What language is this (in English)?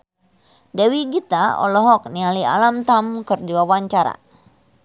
Sundanese